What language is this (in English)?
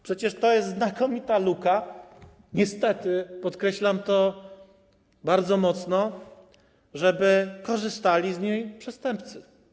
Polish